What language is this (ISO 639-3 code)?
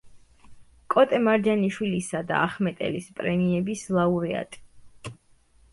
kat